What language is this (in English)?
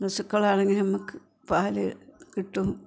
Malayalam